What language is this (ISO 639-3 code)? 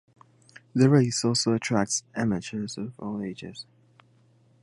eng